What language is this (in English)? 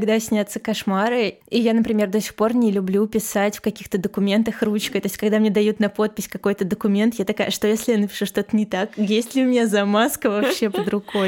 Russian